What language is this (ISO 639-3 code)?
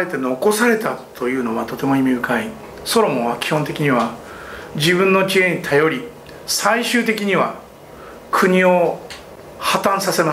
jpn